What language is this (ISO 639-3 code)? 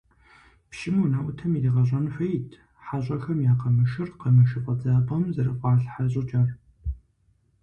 kbd